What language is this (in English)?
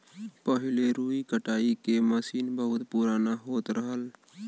Bhojpuri